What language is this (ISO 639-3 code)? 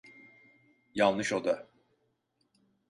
tur